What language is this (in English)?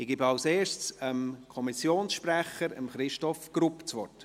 Swiss German